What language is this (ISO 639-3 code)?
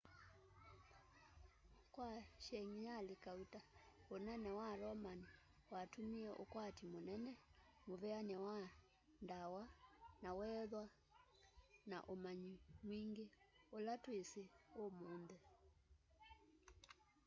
kam